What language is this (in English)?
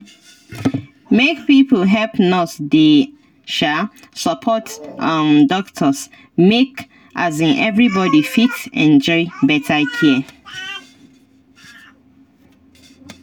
Nigerian Pidgin